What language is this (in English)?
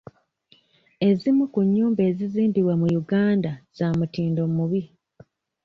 Ganda